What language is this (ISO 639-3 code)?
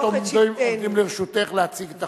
heb